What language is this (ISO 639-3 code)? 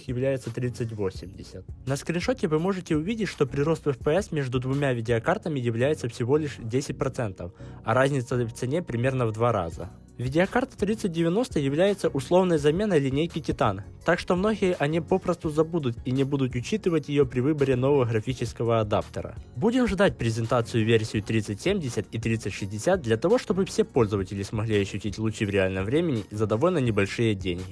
rus